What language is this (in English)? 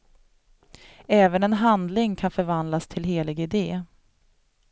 Swedish